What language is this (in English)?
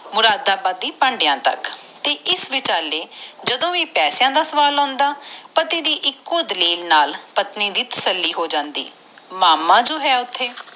Punjabi